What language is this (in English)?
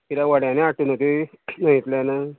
Konkani